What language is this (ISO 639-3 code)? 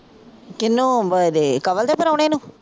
pan